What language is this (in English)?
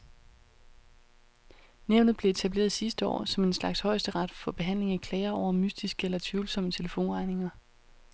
Danish